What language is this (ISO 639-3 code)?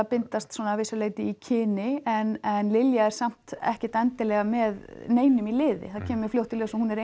isl